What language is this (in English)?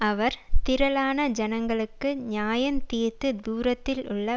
Tamil